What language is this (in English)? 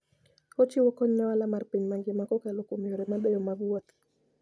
Luo (Kenya and Tanzania)